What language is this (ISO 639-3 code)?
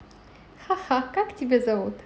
rus